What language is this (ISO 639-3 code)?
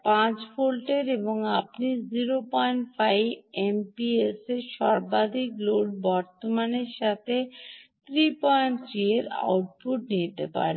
ben